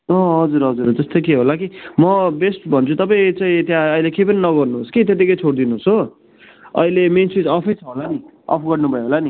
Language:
Nepali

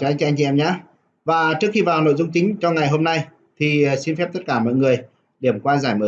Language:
Vietnamese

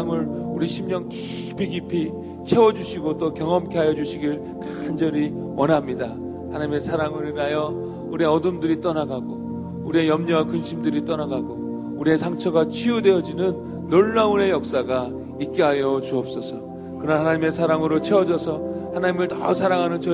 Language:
Korean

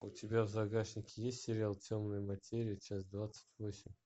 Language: Russian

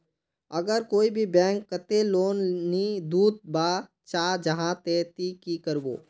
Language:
Magahi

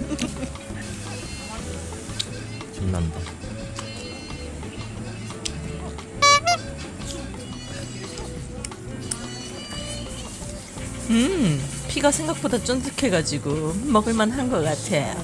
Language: Korean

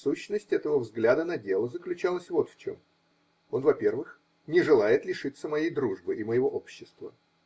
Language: Russian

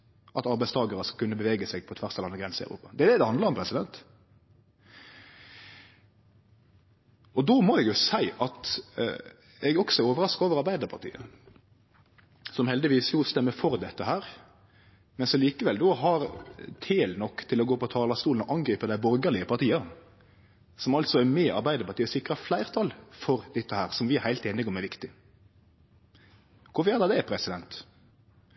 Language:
Norwegian Nynorsk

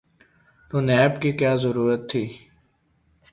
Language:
Urdu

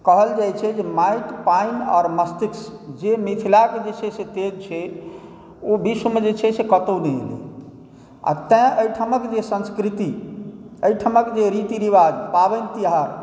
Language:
Maithili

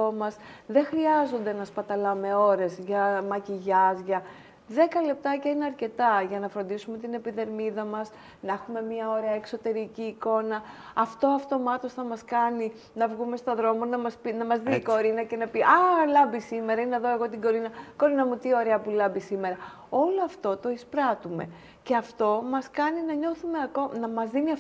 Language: Greek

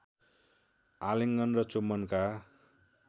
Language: Nepali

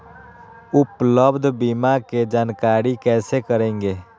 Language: Magahi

